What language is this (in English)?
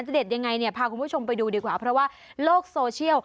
Thai